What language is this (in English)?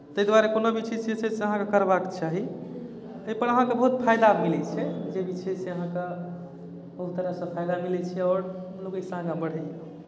Maithili